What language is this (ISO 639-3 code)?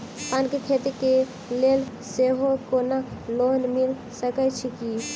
mai